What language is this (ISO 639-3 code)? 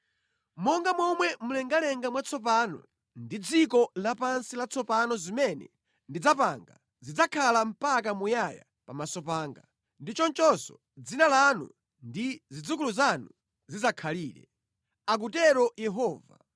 nya